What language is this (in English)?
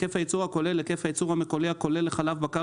Hebrew